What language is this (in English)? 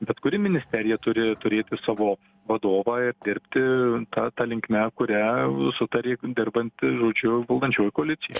Lithuanian